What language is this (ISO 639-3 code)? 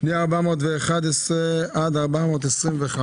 heb